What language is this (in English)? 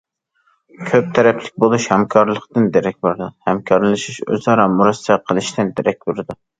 Uyghur